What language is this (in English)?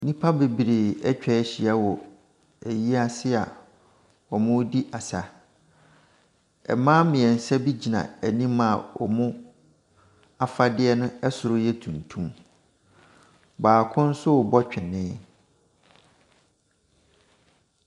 Akan